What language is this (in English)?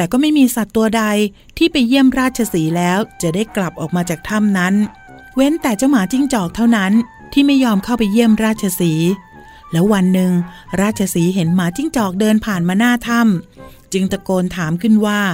Thai